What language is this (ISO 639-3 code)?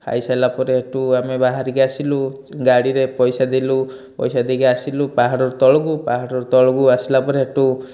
ori